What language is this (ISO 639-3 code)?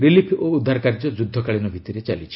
ori